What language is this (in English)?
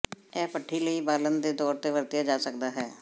Punjabi